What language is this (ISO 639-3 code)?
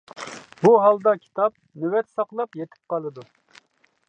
uig